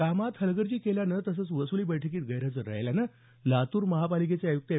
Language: Marathi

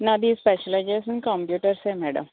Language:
Telugu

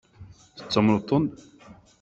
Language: Kabyle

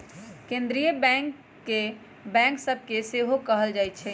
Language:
Magahi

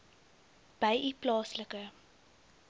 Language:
Afrikaans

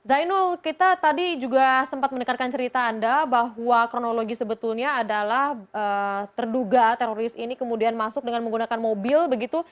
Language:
Indonesian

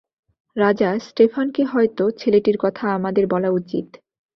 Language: Bangla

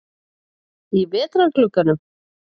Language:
Icelandic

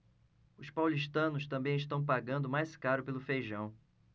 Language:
Portuguese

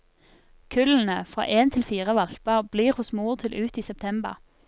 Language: Norwegian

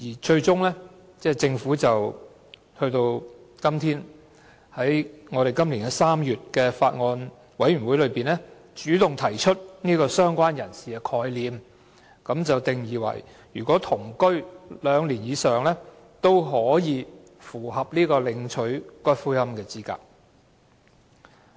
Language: Cantonese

